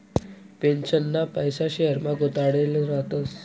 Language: Marathi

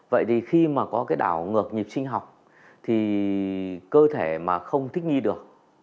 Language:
Vietnamese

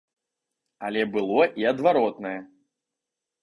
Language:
Belarusian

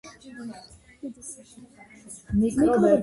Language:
Georgian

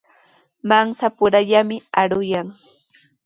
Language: Sihuas Ancash Quechua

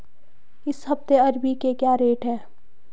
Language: Hindi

